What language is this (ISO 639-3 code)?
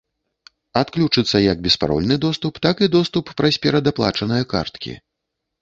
bel